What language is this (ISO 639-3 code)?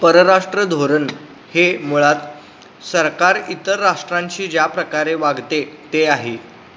mar